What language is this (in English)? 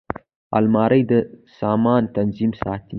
Pashto